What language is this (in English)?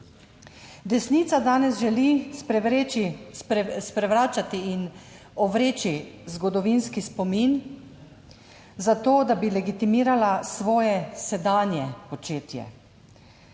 Slovenian